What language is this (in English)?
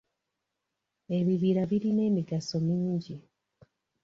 Ganda